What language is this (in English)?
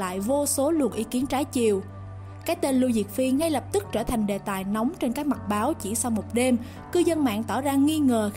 Vietnamese